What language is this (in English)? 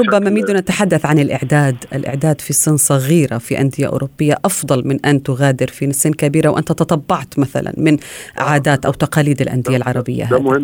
Arabic